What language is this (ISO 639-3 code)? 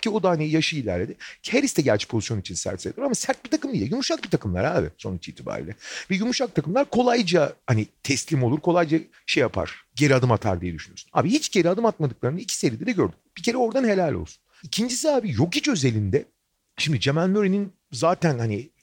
tur